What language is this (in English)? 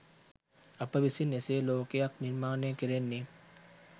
Sinhala